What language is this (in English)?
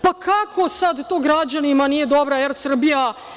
Serbian